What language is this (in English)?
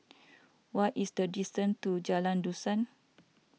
English